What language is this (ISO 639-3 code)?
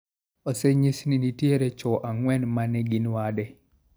luo